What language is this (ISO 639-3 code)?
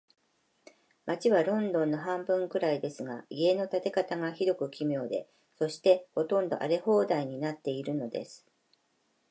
jpn